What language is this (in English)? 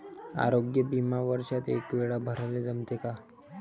Marathi